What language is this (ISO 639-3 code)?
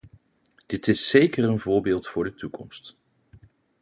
nld